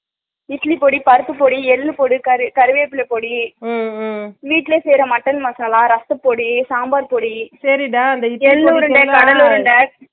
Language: Tamil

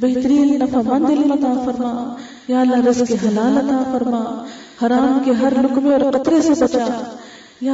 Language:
Urdu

